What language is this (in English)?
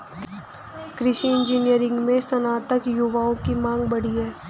Hindi